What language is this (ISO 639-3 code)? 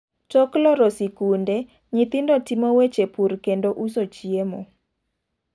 luo